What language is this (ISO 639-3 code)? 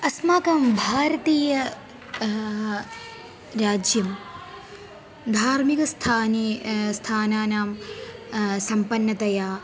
san